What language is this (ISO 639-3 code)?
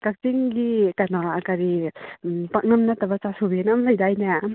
mni